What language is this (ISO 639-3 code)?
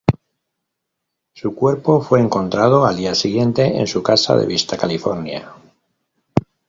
spa